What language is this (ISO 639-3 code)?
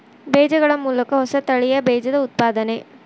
kan